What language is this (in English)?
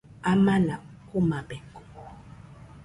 Nüpode Huitoto